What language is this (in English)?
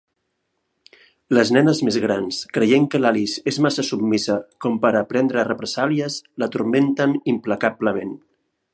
Catalan